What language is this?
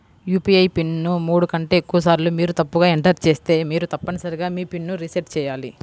Telugu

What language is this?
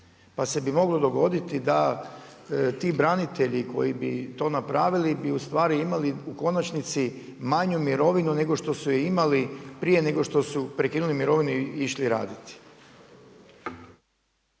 Croatian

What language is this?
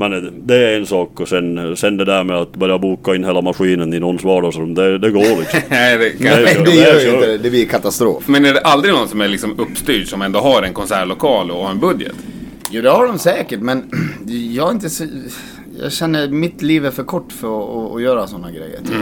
Swedish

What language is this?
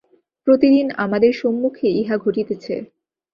Bangla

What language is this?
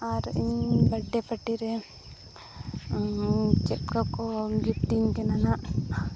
Santali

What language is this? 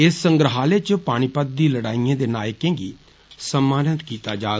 Dogri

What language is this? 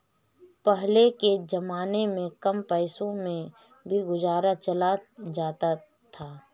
Hindi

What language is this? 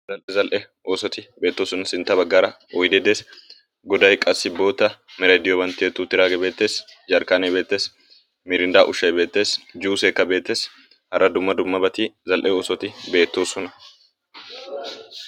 Wolaytta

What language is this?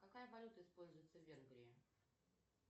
Russian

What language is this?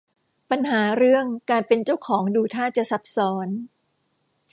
Thai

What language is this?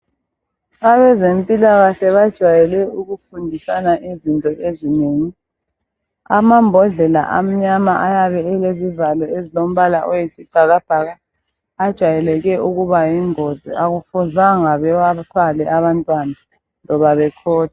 North Ndebele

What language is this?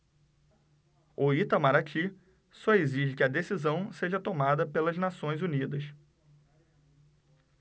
Portuguese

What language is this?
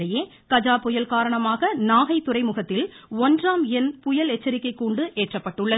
Tamil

